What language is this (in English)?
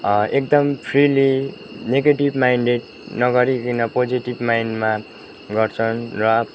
Nepali